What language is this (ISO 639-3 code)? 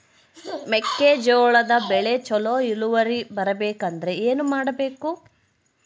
kan